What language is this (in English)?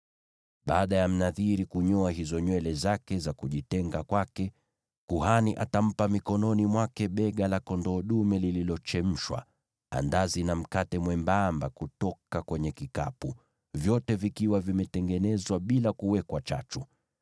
Swahili